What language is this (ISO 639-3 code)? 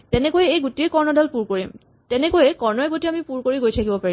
asm